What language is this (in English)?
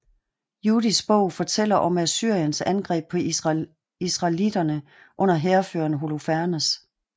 Danish